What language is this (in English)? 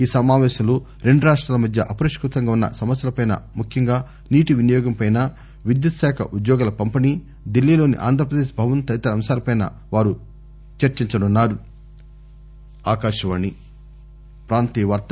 Telugu